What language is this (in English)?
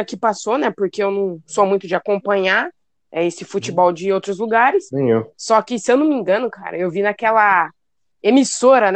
Portuguese